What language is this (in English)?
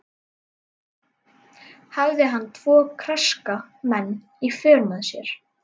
Icelandic